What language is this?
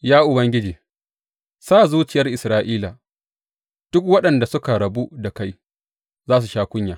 Hausa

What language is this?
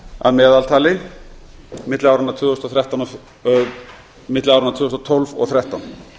Icelandic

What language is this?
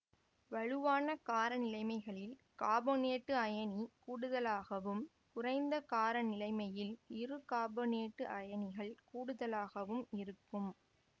Tamil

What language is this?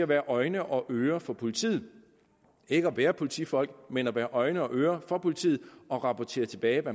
Danish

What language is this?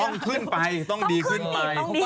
Thai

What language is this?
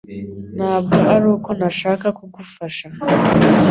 Kinyarwanda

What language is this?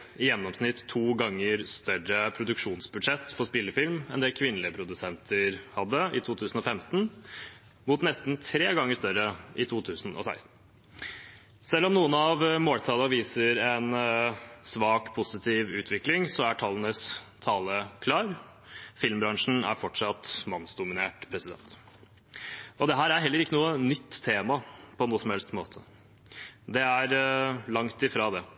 Norwegian Bokmål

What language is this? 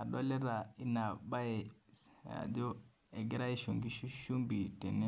Masai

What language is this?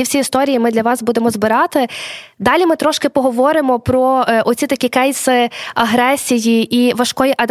Ukrainian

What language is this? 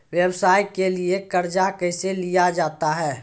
Maithili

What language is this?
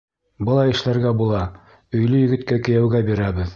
Bashkir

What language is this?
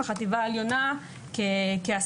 Hebrew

